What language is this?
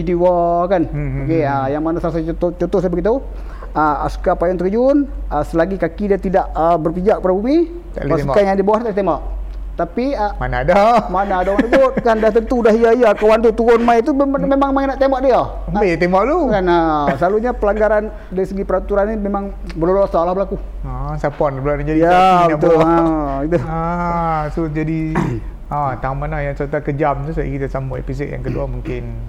Malay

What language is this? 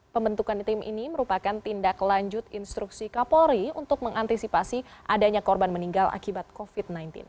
Indonesian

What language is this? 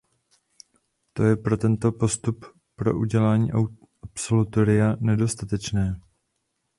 Czech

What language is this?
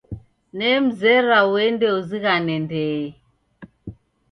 Taita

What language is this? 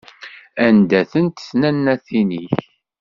Kabyle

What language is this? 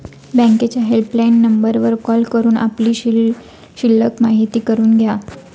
Marathi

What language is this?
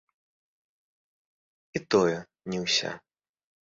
Belarusian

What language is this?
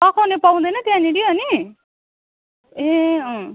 Nepali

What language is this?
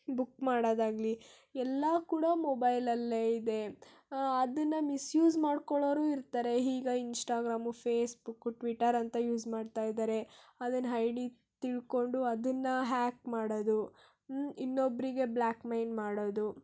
Kannada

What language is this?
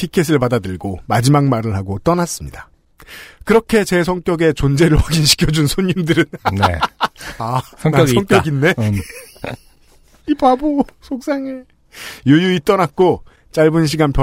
Korean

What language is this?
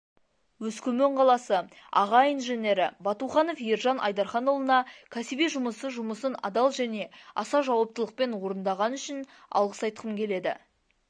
Kazakh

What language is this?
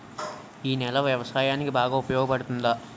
Telugu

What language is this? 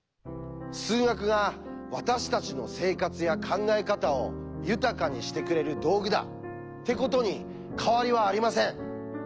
Japanese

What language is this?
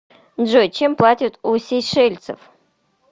Russian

